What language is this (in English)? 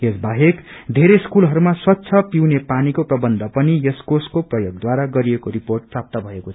Nepali